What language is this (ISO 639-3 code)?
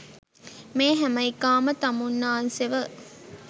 sin